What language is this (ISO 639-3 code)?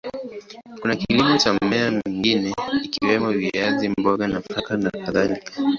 swa